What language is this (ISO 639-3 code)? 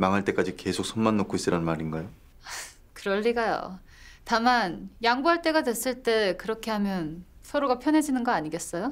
kor